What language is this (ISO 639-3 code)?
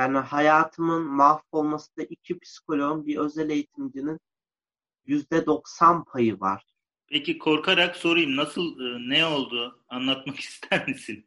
tur